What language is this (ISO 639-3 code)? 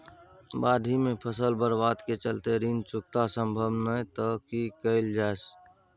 mai